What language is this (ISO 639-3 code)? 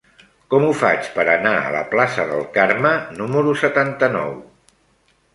cat